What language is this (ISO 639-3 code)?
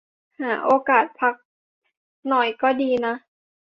tha